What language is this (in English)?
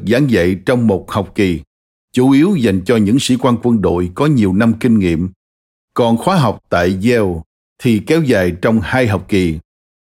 Vietnamese